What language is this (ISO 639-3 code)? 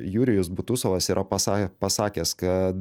lit